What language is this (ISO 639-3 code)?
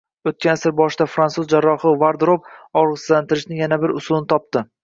uzb